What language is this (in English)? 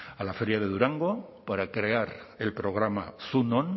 Spanish